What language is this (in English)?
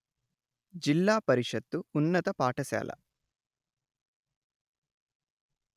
Telugu